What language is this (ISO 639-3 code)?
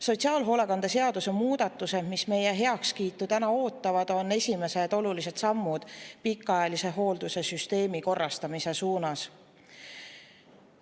est